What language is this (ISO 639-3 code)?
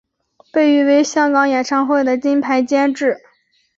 zho